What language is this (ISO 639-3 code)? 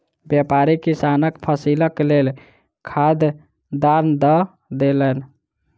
mai